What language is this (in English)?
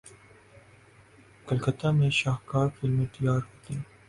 Urdu